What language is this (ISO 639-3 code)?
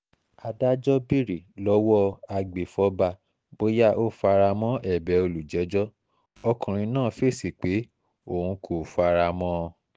yor